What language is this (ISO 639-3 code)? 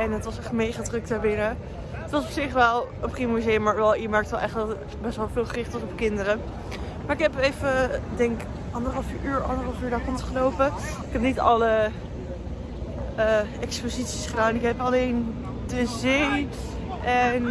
nld